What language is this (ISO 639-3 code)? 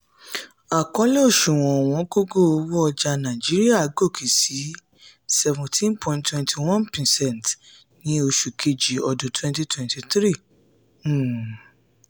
yor